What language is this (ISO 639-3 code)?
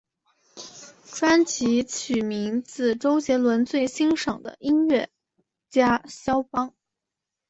zho